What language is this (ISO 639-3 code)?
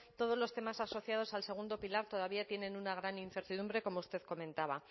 spa